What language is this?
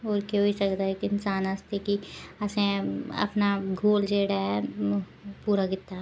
Dogri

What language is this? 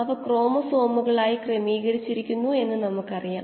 Malayalam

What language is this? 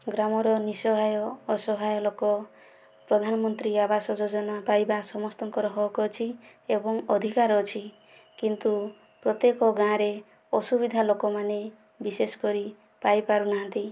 Odia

